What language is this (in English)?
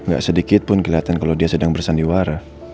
Indonesian